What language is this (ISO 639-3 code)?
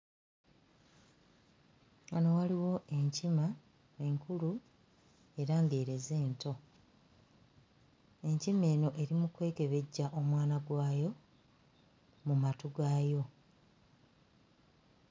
lug